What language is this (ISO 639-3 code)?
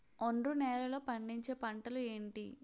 tel